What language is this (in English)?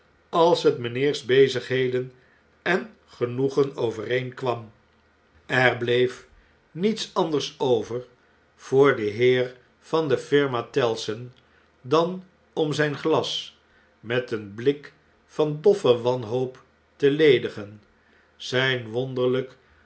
Dutch